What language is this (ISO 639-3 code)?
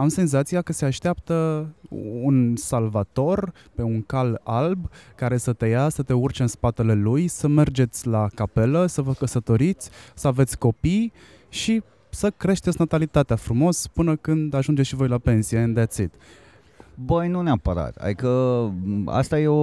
ron